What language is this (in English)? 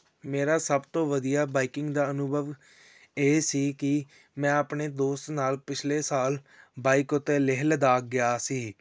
Punjabi